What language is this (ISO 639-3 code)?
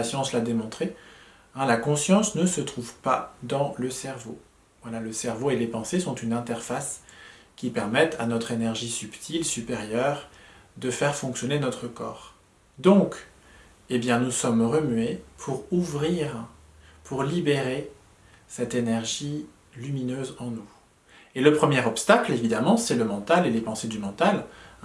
fra